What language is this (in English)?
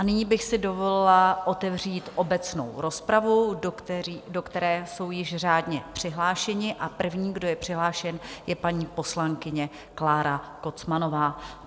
Czech